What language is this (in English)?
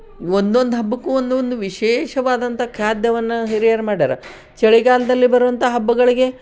Kannada